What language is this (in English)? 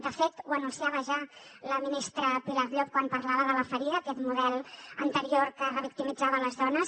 Catalan